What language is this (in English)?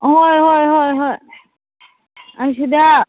Manipuri